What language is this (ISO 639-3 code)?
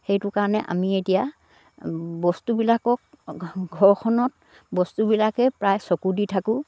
asm